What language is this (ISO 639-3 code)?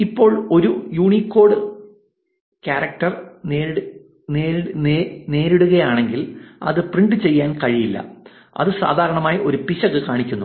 mal